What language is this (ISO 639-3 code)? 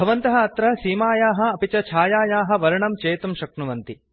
san